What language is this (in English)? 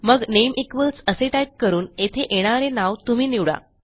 Marathi